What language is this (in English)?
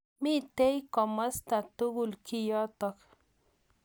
Kalenjin